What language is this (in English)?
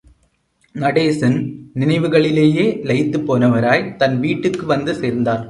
Tamil